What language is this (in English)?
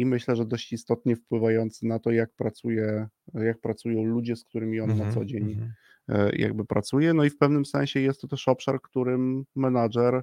Polish